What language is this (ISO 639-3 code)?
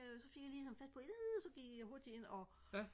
dan